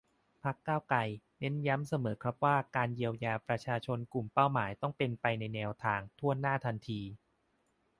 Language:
Thai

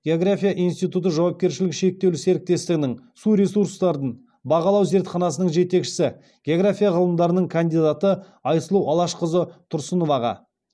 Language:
Kazakh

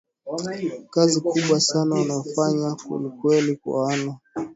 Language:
Swahili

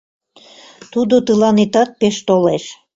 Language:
Mari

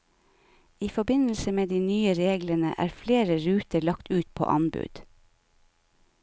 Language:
Norwegian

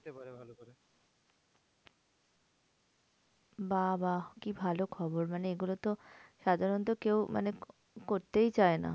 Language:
Bangla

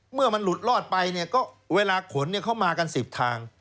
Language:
Thai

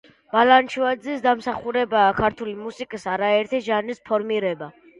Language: Georgian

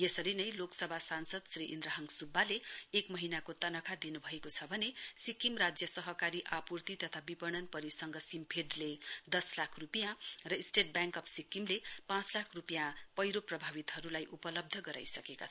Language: Nepali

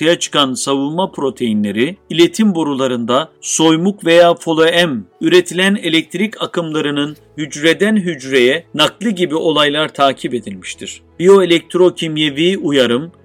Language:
Turkish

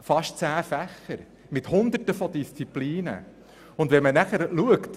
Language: Swiss German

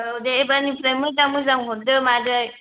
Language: Bodo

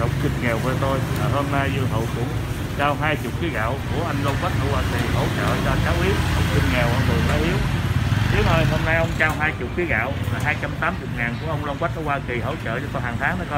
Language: Vietnamese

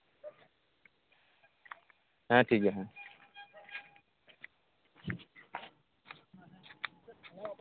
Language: Santali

